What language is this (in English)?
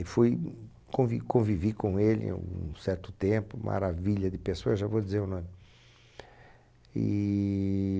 Portuguese